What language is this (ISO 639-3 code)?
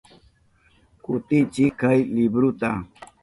qup